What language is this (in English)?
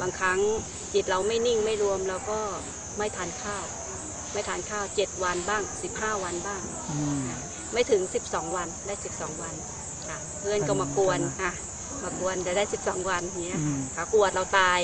Thai